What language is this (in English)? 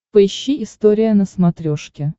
Russian